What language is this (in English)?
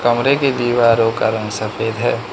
Hindi